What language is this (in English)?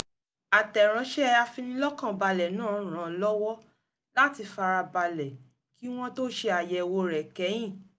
Yoruba